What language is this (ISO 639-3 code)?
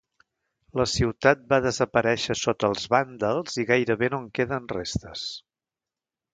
cat